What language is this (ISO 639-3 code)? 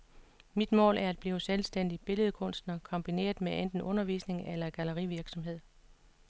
dan